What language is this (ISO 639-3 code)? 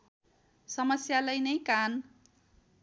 nep